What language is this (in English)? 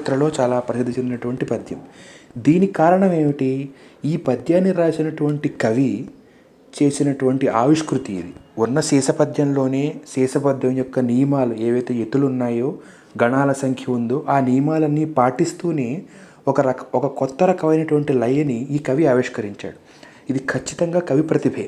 Telugu